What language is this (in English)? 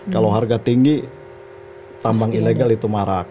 Indonesian